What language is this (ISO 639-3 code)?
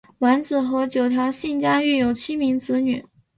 zho